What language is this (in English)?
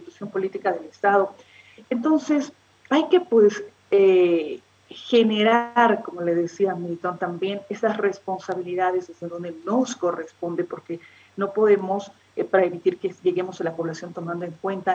Spanish